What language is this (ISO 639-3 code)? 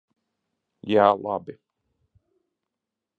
lav